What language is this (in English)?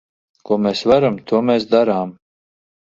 Latvian